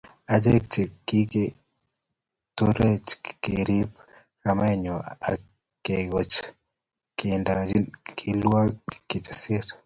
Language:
Kalenjin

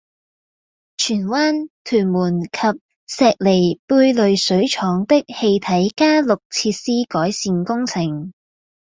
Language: Cantonese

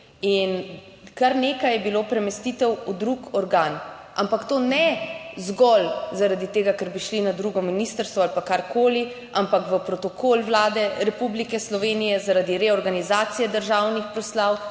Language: Slovenian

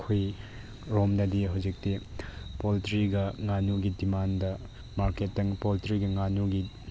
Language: Manipuri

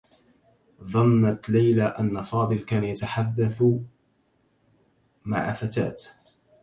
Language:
Arabic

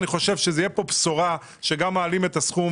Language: Hebrew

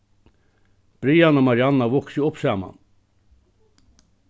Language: Faroese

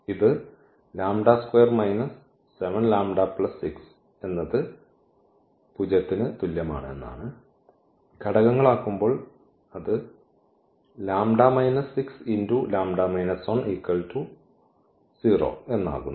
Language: Malayalam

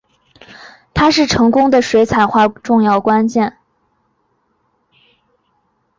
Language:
Chinese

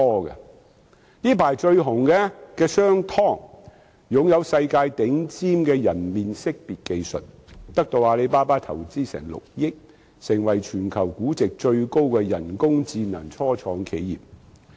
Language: Cantonese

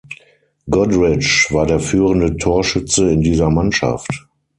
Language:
German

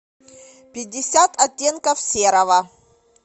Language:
Russian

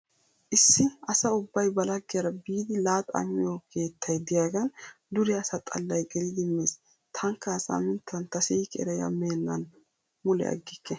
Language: Wolaytta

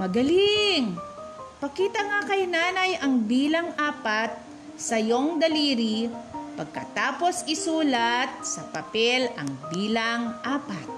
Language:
Filipino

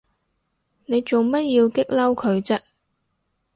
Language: Cantonese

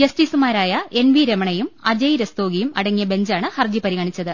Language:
Malayalam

